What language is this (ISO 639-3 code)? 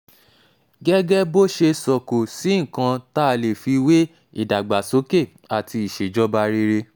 yor